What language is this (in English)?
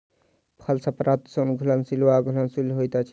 Maithili